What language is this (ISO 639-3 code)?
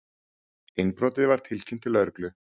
isl